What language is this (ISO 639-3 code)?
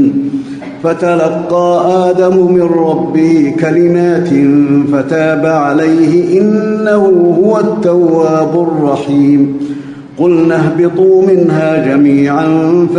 ara